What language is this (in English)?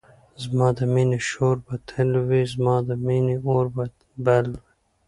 Pashto